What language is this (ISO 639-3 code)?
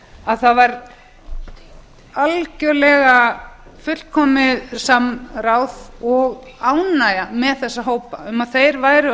isl